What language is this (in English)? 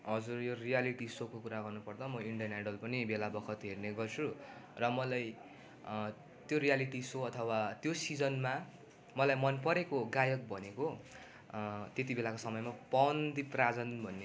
Nepali